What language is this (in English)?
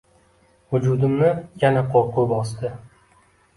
Uzbek